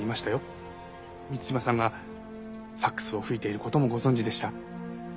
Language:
Japanese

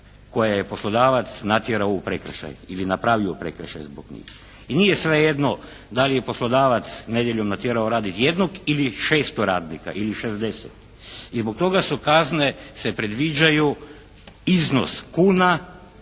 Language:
Croatian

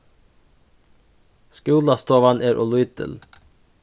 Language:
Faroese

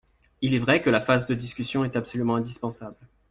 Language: French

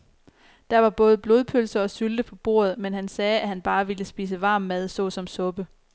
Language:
Danish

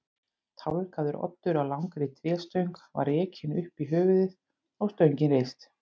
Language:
Icelandic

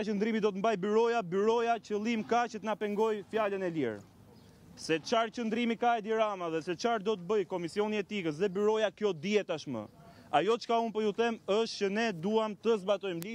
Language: Romanian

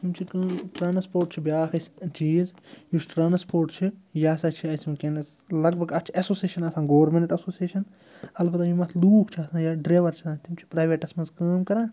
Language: Kashmiri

